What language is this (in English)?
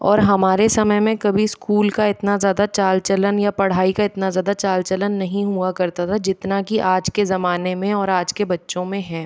Hindi